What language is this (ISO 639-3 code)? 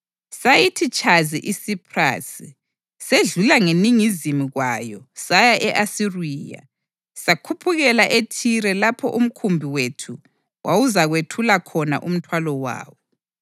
nde